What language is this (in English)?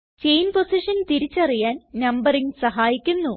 Malayalam